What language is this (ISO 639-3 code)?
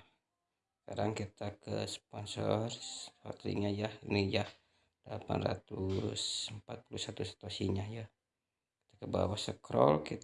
ind